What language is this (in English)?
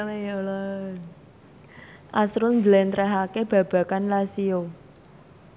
Javanese